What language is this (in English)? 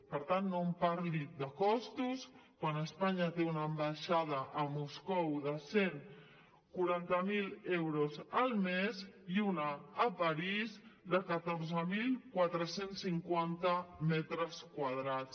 Catalan